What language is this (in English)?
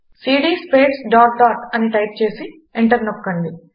Telugu